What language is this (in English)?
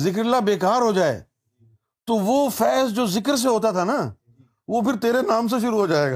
Urdu